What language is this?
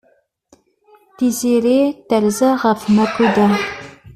Kabyle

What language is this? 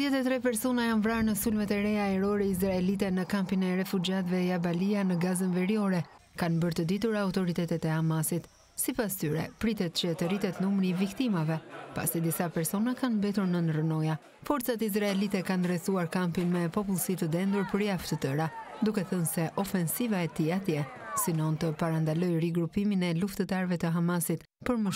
Romanian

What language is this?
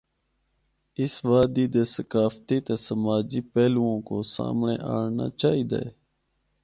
Northern Hindko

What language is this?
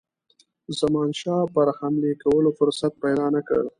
Pashto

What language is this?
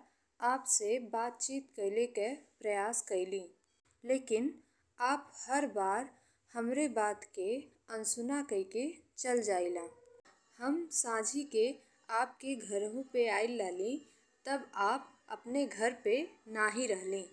Bhojpuri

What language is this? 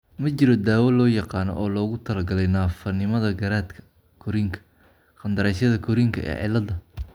Somali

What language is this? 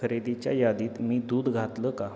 Marathi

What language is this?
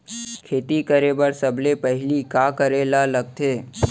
Chhattisgarhi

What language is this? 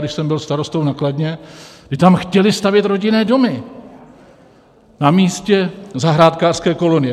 Czech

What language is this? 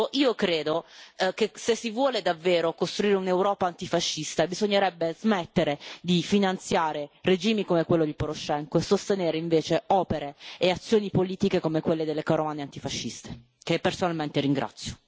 Italian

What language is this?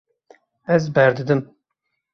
Kurdish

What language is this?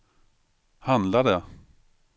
Swedish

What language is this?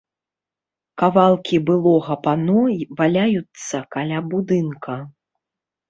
Belarusian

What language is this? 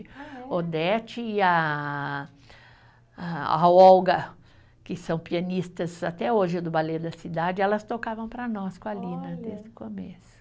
Portuguese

